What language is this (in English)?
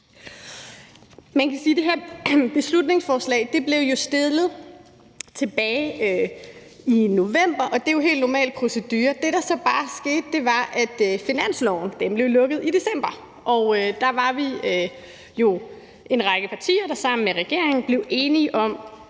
Danish